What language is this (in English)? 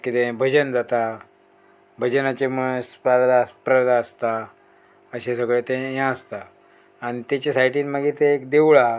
Konkani